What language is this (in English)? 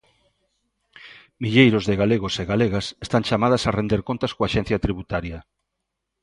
Galician